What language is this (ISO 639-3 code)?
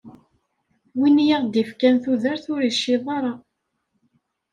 kab